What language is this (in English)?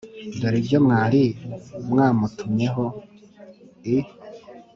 Kinyarwanda